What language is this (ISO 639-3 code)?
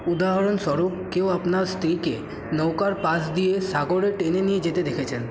ben